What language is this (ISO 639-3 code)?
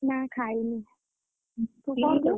ori